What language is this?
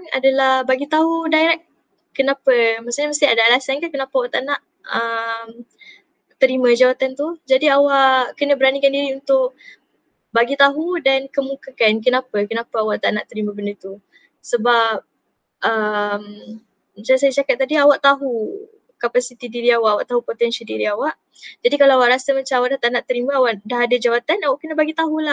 Malay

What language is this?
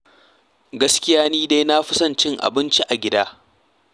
Hausa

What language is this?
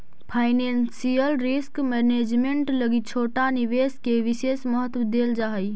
Magahi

